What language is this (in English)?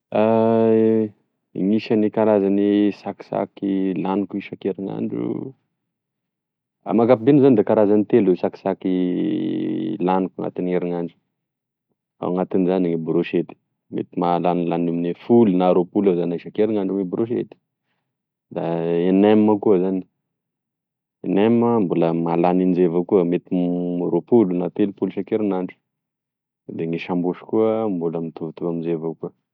Tesaka Malagasy